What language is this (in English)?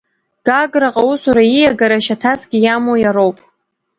Abkhazian